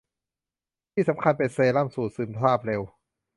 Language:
Thai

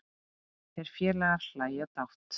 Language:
Icelandic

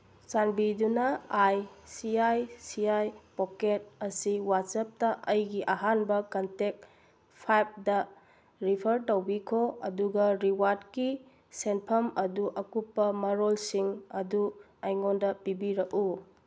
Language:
Manipuri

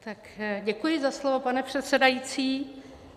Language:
Czech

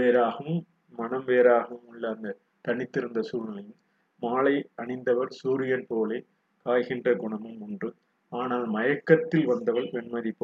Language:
Tamil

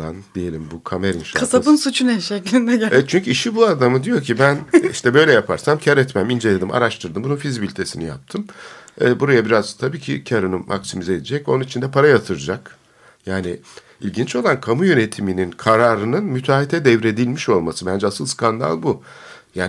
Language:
Turkish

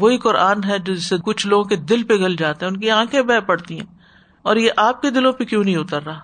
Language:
Urdu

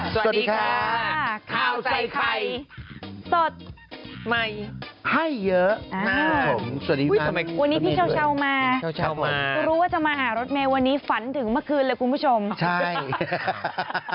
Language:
Thai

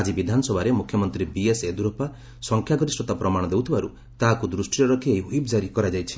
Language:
Odia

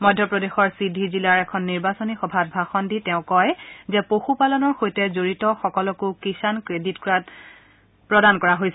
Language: Assamese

